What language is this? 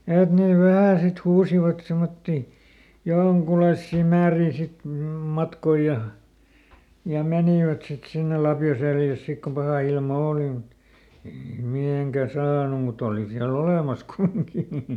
Finnish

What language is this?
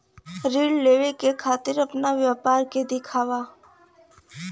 Bhojpuri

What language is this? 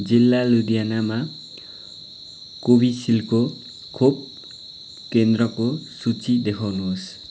Nepali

